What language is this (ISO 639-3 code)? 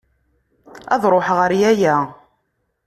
kab